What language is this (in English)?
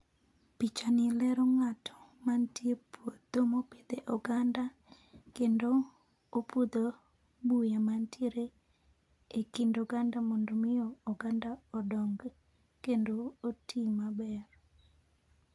Luo (Kenya and Tanzania)